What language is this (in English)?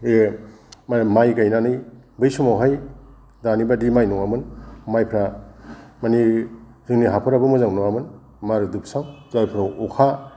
Bodo